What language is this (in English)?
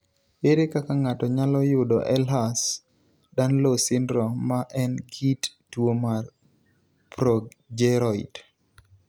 Luo (Kenya and Tanzania)